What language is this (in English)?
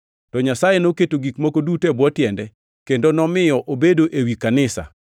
Luo (Kenya and Tanzania)